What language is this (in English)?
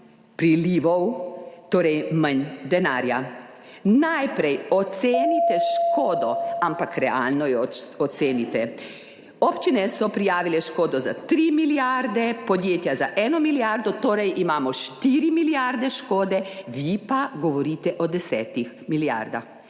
Slovenian